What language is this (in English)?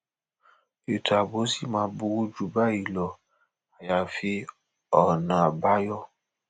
Yoruba